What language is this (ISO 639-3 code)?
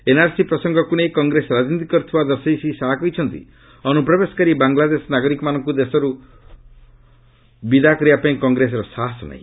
ori